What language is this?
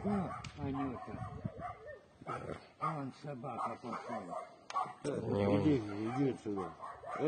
Russian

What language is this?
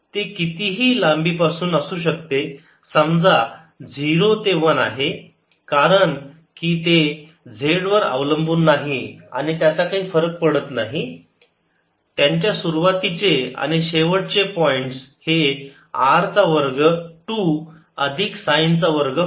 Marathi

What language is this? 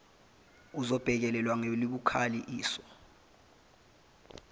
Zulu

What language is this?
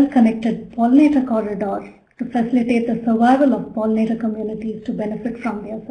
English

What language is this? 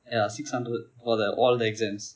English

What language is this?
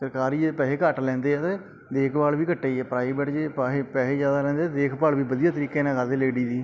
Punjabi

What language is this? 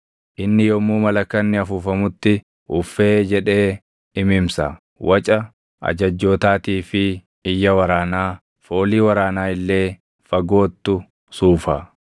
Oromo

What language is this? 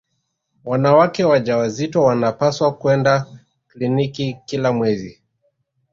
Swahili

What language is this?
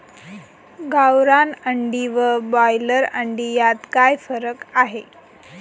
Marathi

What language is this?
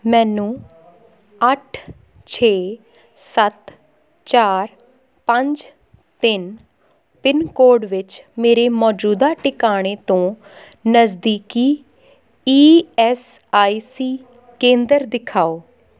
Punjabi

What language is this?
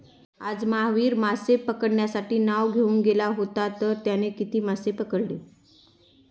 Marathi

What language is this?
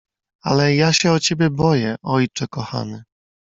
Polish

